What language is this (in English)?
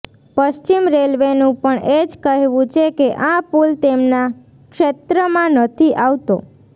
Gujarati